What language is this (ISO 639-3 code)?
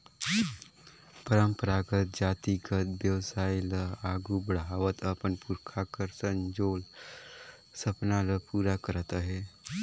hne